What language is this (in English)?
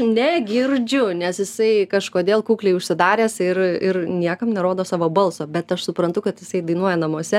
Lithuanian